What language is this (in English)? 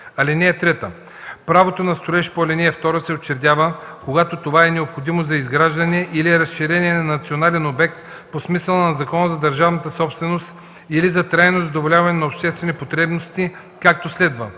Bulgarian